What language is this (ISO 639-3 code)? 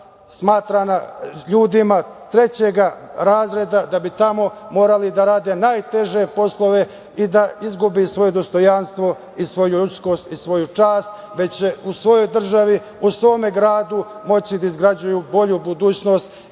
srp